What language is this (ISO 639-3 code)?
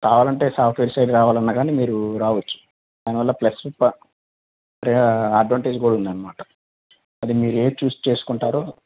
tel